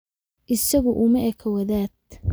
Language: Somali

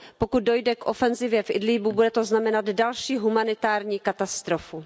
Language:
Czech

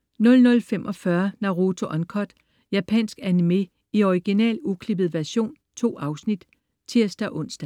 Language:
Danish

